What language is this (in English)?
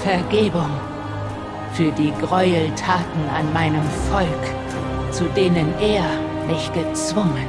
German